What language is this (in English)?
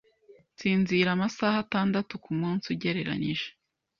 Kinyarwanda